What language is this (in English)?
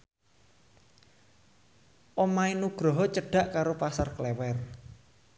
Javanese